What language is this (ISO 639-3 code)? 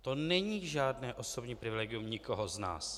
ces